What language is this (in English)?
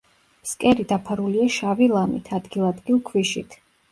Georgian